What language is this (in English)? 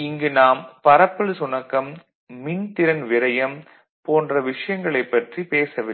Tamil